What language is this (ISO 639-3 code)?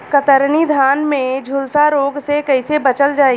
bho